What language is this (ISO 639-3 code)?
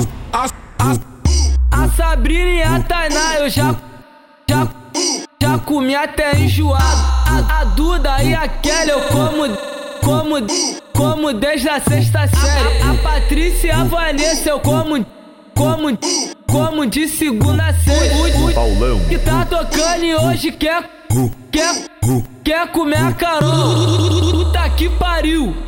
por